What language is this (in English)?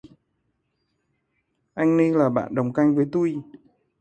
Vietnamese